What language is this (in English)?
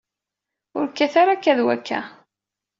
Kabyle